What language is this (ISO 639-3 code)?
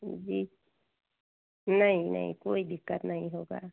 hin